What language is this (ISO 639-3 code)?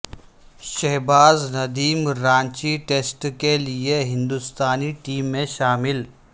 urd